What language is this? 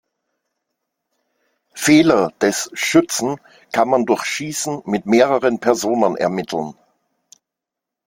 German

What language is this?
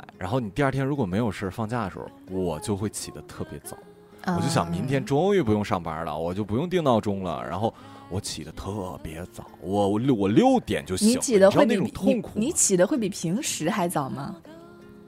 Chinese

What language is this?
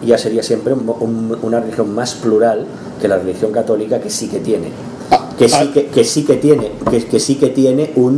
Spanish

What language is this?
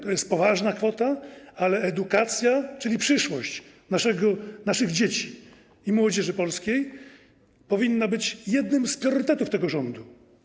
Polish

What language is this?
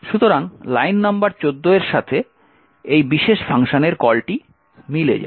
Bangla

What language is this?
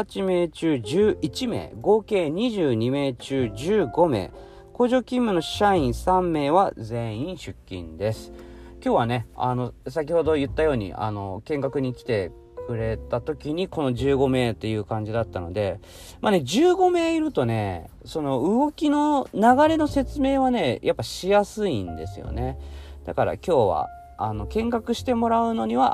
Japanese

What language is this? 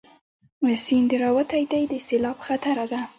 Pashto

